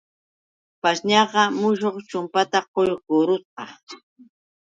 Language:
Yauyos Quechua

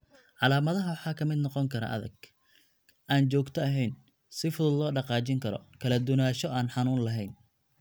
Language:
Somali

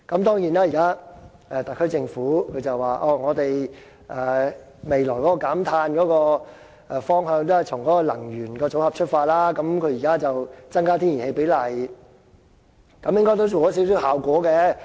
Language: Cantonese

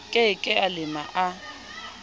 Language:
Southern Sotho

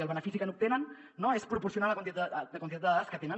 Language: Catalan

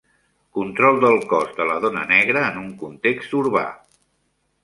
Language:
Catalan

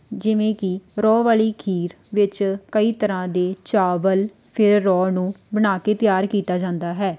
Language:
Punjabi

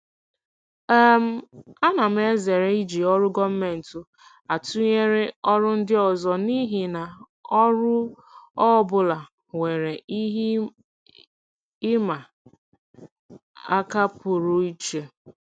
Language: Igbo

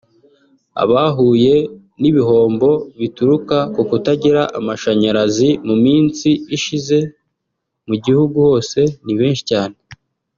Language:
Kinyarwanda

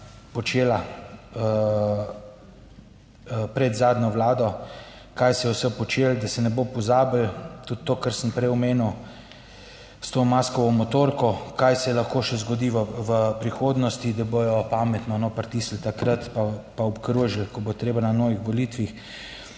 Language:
Slovenian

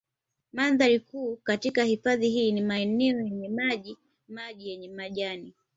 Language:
Swahili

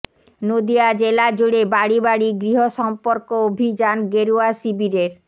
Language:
Bangla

